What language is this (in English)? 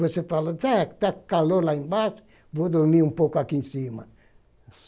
Portuguese